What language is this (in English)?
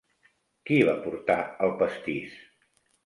Catalan